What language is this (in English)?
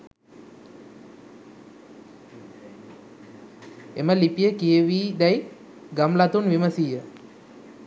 Sinhala